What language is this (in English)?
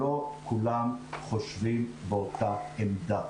Hebrew